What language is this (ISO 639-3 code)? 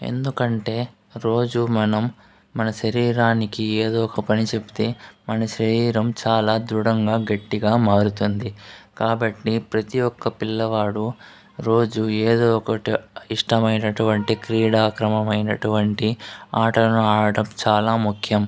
tel